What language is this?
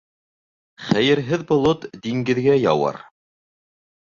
Bashkir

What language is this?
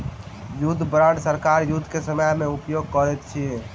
Maithili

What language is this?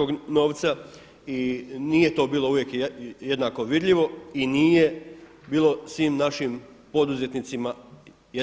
Croatian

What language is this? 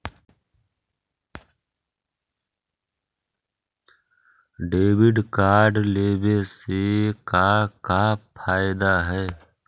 Magahi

